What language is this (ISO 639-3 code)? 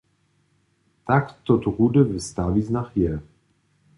hsb